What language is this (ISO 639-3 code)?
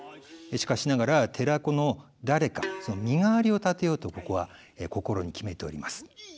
jpn